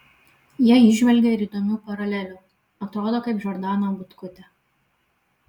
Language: Lithuanian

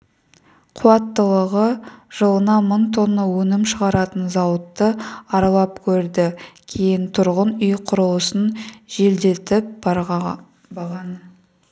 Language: Kazakh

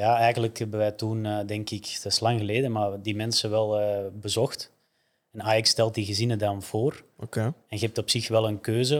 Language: Dutch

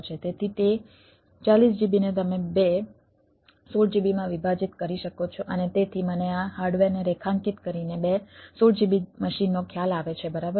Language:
Gujarati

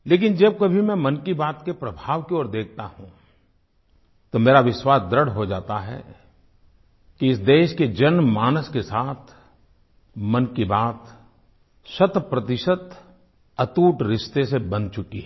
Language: Hindi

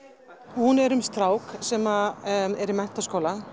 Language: Icelandic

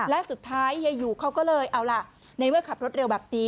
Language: Thai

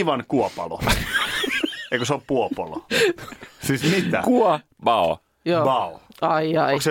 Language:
Finnish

